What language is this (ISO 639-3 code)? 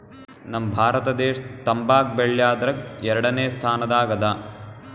kan